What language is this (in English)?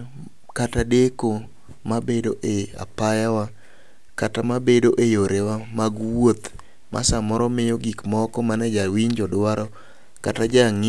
Luo (Kenya and Tanzania)